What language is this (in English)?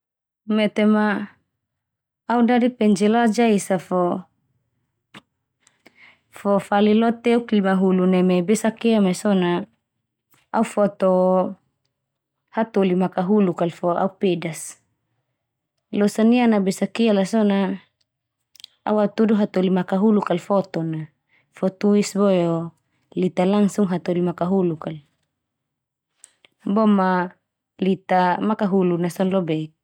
Termanu